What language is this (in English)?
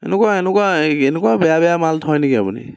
Assamese